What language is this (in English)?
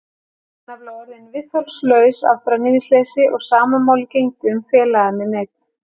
Icelandic